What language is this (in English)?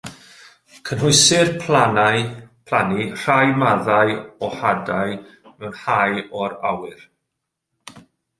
Welsh